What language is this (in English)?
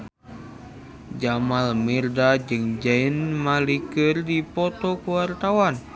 Sundanese